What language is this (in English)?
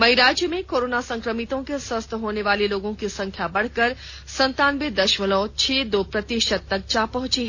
Hindi